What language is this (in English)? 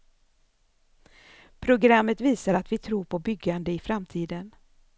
Swedish